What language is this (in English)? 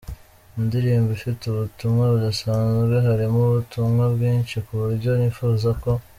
Kinyarwanda